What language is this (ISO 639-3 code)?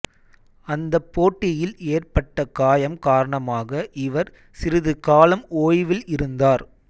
tam